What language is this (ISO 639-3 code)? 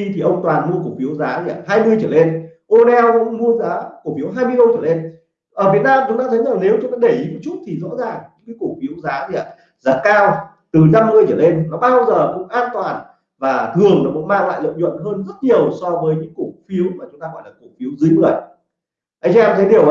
vie